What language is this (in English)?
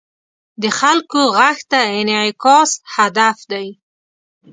Pashto